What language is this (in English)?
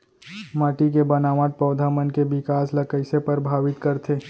Chhattisgarhi